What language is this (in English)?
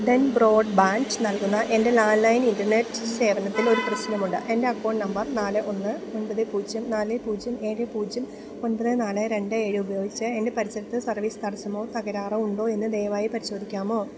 Malayalam